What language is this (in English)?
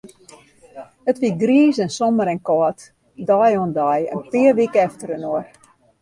Western Frisian